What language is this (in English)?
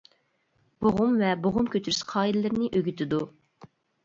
Uyghur